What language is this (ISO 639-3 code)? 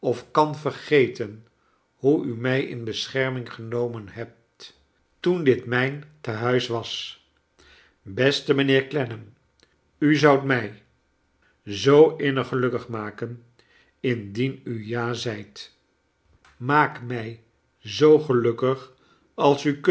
nld